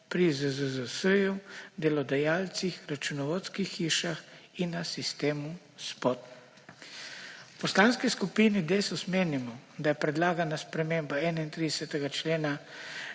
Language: Slovenian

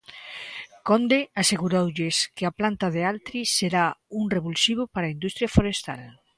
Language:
Galician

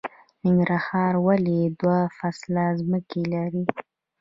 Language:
Pashto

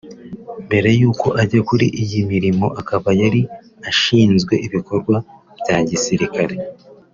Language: Kinyarwanda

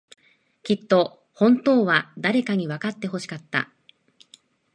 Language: Japanese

